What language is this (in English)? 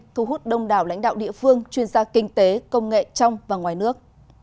Vietnamese